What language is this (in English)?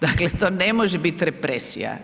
Croatian